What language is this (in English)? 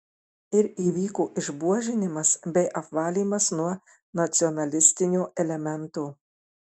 Lithuanian